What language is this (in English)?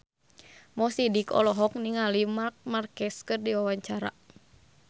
Sundanese